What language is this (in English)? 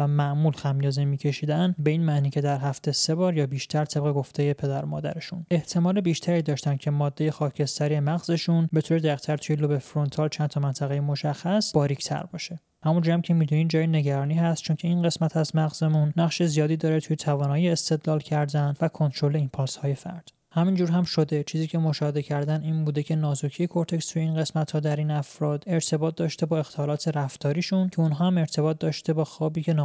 Persian